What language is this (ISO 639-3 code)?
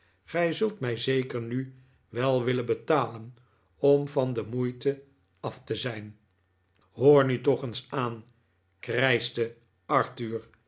nld